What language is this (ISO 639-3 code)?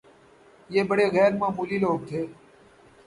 urd